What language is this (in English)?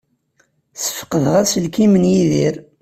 Kabyle